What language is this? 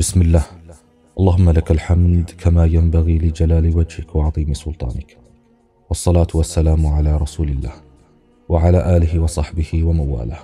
Arabic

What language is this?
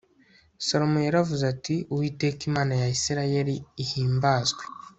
Kinyarwanda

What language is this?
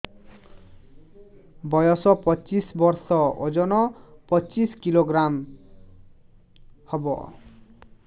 Odia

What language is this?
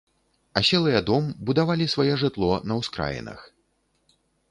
Belarusian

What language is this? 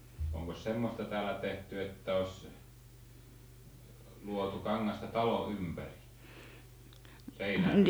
Finnish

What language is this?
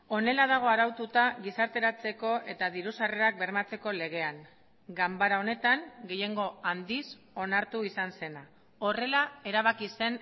Basque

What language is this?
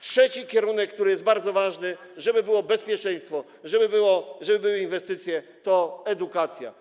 Polish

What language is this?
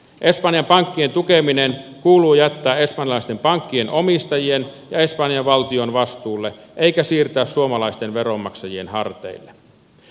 Finnish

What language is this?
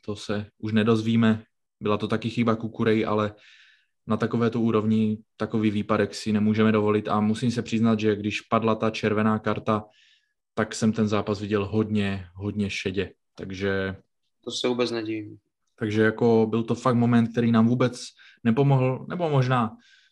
Czech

